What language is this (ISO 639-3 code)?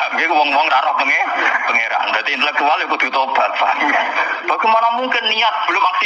ind